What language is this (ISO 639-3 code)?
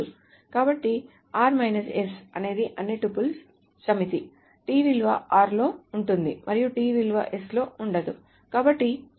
tel